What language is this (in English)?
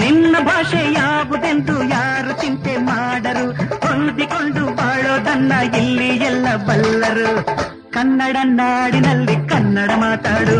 Kannada